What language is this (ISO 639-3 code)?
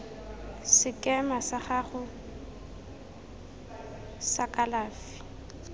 tsn